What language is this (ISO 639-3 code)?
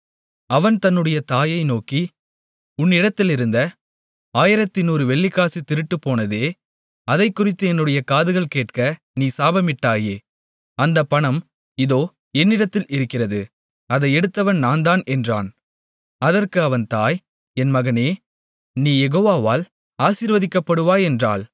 tam